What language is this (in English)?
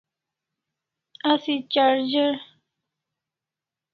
Kalasha